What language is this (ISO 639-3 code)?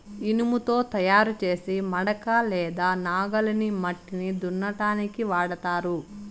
tel